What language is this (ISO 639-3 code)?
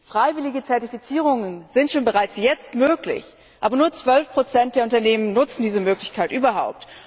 deu